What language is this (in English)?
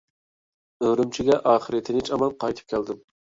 Uyghur